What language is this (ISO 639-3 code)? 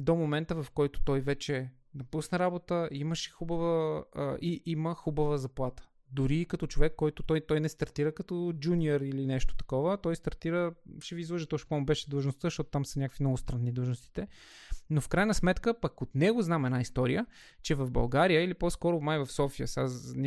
bul